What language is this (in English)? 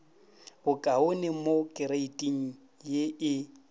Northern Sotho